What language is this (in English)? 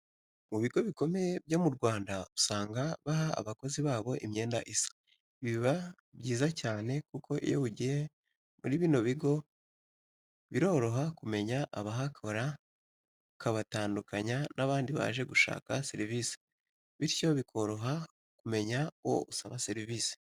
Kinyarwanda